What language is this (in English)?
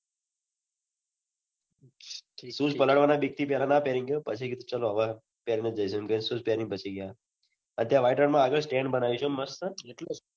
Gujarati